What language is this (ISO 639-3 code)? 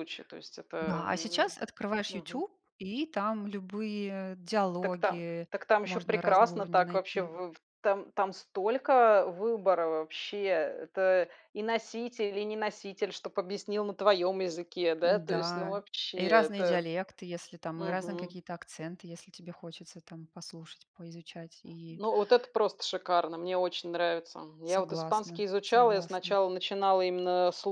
rus